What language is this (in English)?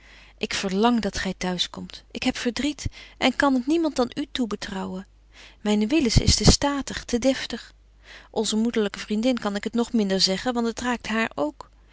Dutch